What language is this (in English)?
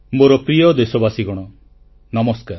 Odia